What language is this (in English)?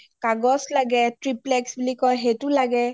Assamese